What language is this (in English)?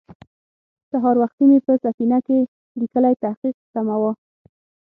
Pashto